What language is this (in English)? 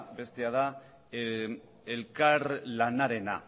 Basque